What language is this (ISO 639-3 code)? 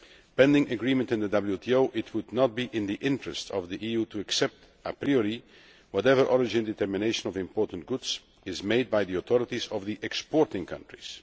eng